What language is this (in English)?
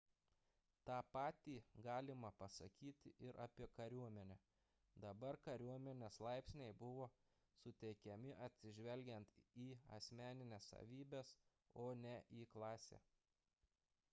Lithuanian